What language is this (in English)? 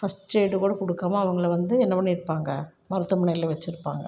Tamil